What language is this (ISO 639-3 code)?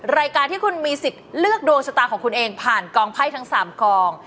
tha